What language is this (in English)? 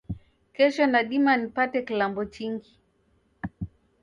Taita